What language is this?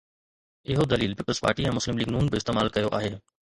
Sindhi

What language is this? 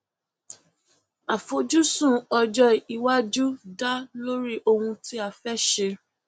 Yoruba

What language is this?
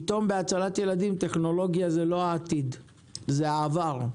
Hebrew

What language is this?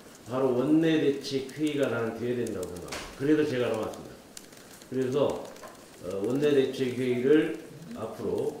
Korean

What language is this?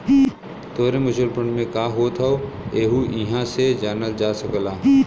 Bhojpuri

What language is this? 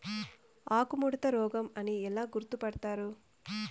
Telugu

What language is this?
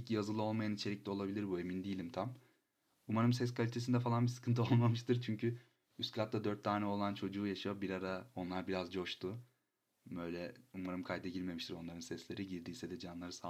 Turkish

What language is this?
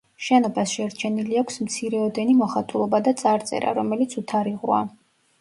Georgian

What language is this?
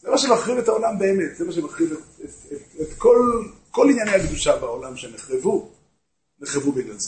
Hebrew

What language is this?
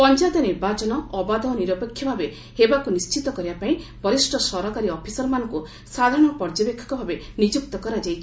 Odia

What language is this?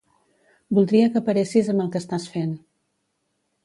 Catalan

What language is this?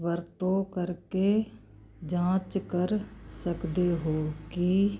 Punjabi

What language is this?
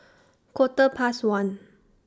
English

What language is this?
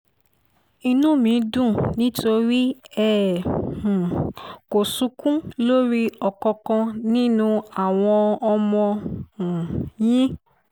Yoruba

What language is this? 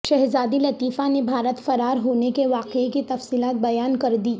Urdu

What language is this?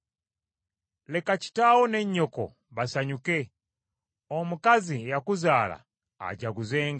Ganda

